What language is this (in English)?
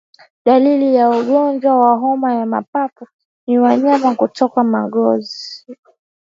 Swahili